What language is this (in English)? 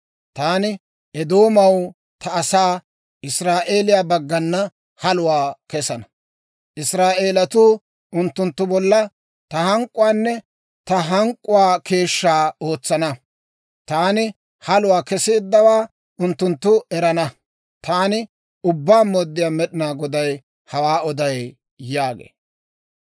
Dawro